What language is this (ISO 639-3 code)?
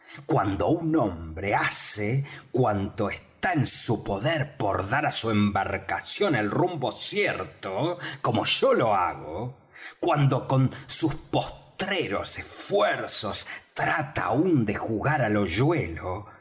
spa